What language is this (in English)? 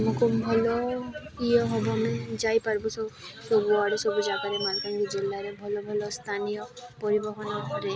Odia